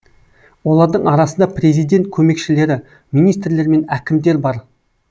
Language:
Kazakh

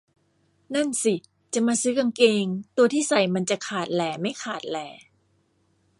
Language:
Thai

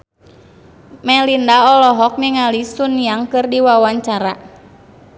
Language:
Sundanese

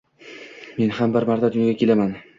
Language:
Uzbek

